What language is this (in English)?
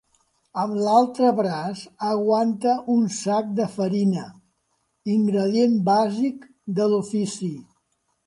Catalan